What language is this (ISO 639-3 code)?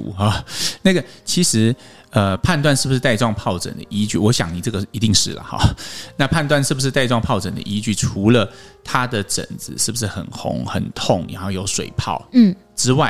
zho